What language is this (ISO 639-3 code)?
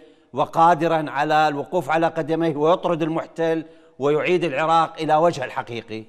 ara